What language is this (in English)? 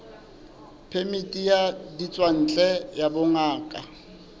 Southern Sotho